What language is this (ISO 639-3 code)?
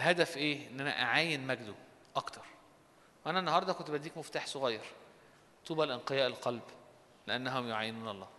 ara